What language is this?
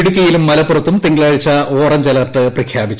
Malayalam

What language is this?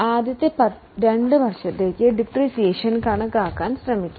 Malayalam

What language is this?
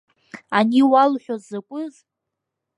Abkhazian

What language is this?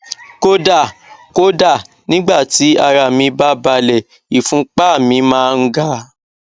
Yoruba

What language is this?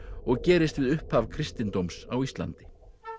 Icelandic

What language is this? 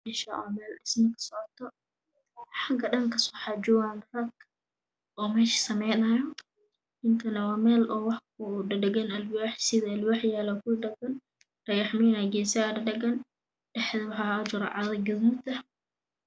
Somali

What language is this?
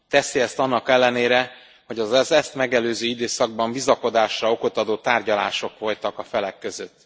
Hungarian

